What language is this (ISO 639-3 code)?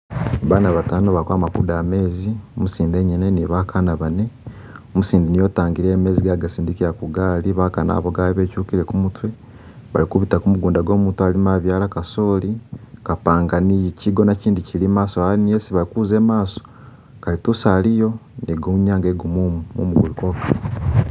myx